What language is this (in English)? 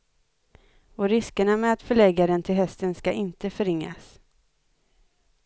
Swedish